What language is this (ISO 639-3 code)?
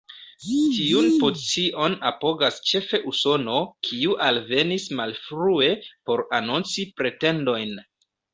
epo